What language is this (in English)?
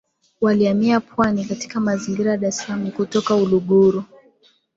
Swahili